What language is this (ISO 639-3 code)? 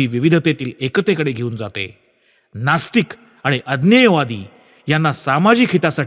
mar